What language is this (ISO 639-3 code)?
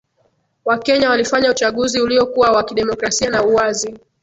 swa